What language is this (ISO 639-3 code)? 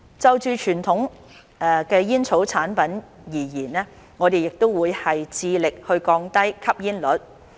yue